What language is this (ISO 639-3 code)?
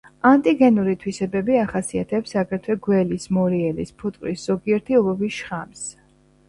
kat